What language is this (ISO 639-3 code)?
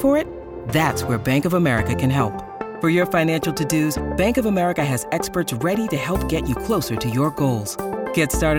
eng